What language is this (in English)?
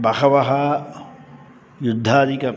Sanskrit